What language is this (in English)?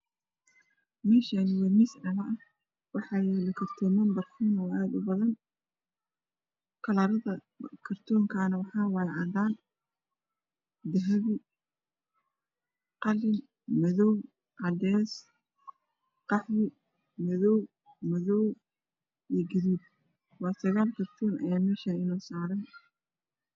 Somali